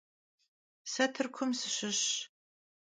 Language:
Kabardian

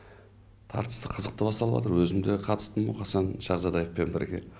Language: Kazakh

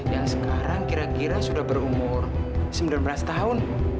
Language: Indonesian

